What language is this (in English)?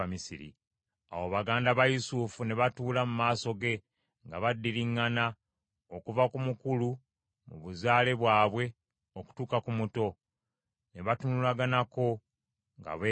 Ganda